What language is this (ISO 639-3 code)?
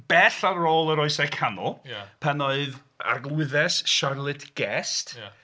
cym